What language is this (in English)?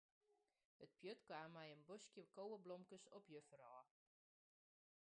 Western Frisian